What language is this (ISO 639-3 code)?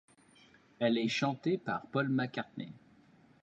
fra